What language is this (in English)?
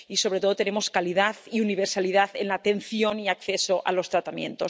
Spanish